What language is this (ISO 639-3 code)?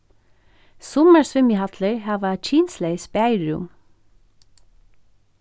fao